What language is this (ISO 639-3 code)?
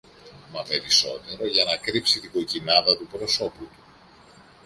ell